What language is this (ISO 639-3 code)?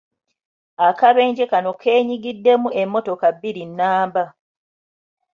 lug